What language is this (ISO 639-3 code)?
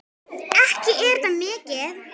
isl